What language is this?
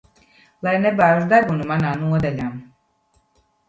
Latvian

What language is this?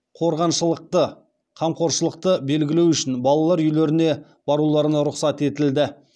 Kazakh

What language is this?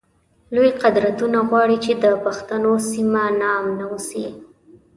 Pashto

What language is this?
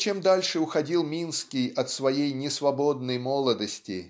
Russian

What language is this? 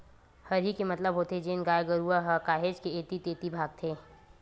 Chhattisgarhi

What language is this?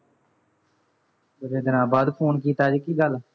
Punjabi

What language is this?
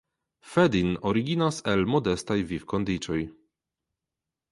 Esperanto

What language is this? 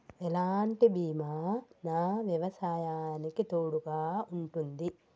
Telugu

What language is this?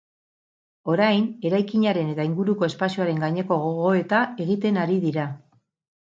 Basque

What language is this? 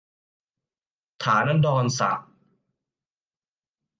Thai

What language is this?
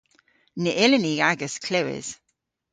Cornish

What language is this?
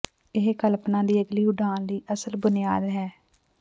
Punjabi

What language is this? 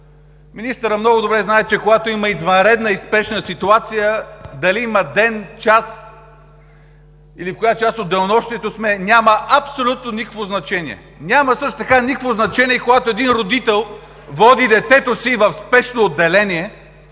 Bulgarian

